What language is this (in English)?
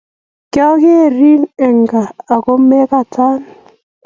Kalenjin